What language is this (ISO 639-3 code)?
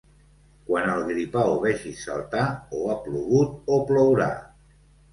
cat